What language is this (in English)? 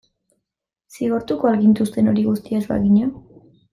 Basque